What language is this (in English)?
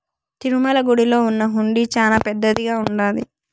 Telugu